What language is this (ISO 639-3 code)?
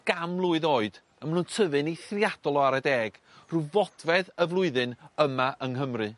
cym